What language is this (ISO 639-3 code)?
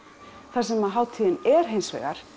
isl